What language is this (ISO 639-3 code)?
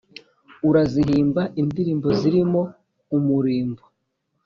kin